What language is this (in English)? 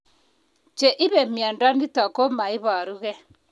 Kalenjin